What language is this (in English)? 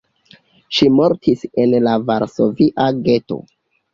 Esperanto